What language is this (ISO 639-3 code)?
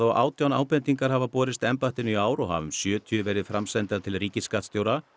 isl